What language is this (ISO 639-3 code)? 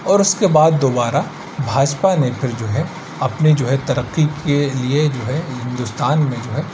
urd